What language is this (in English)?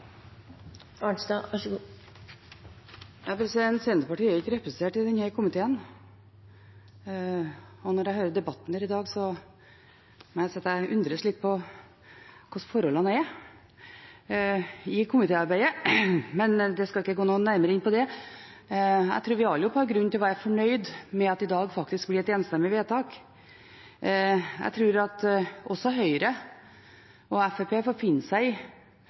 Norwegian Bokmål